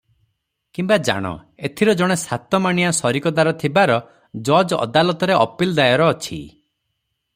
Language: Odia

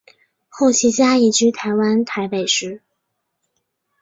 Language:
Chinese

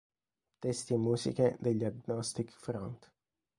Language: Italian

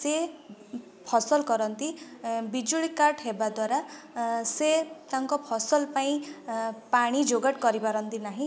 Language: Odia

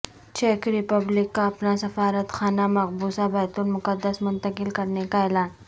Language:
Urdu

